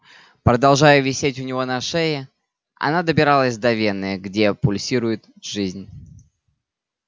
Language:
Russian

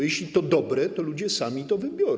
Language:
Polish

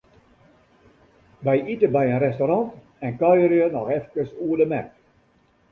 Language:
Western Frisian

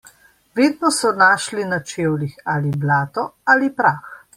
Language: Slovenian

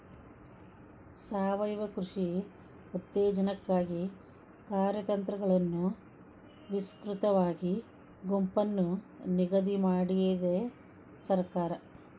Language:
Kannada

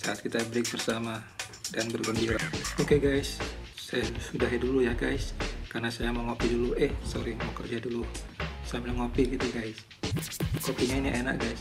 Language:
Indonesian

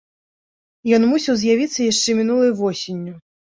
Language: Belarusian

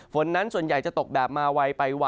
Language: Thai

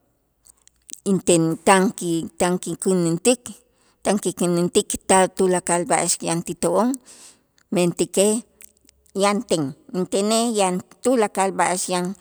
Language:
Itzá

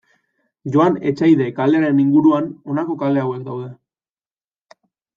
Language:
Basque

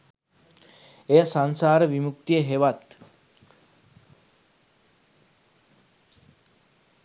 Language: Sinhala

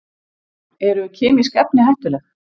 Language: Icelandic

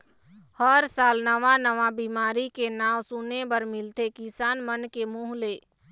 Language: Chhattisgarhi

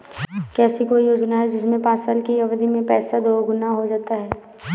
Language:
Hindi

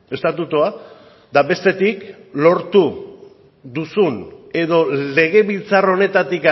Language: Basque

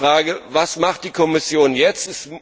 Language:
German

